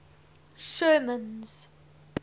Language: English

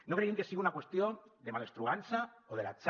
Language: Catalan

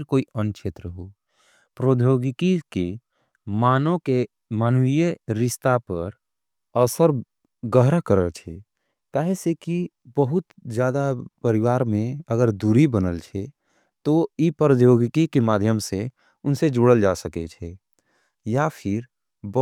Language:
Angika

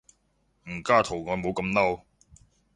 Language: Cantonese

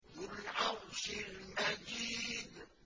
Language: Arabic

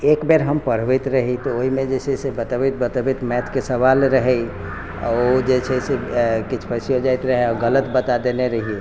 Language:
Maithili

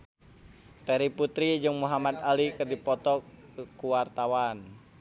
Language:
Sundanese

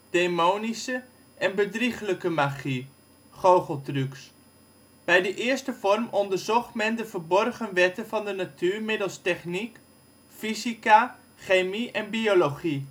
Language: Dutch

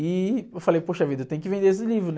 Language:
Portuguese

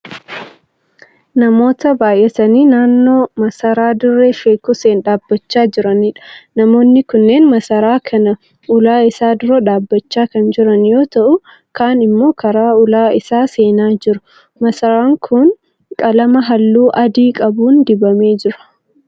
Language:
Oromo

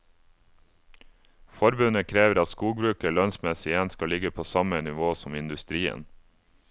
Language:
Norwegian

